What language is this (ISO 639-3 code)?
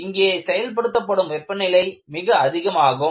tam